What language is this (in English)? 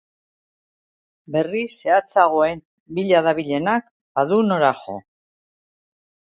Basque